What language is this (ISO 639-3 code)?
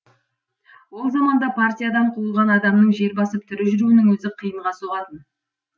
kaz